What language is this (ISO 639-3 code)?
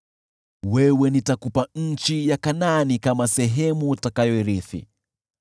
swa